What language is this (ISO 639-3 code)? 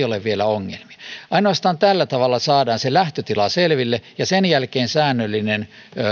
fin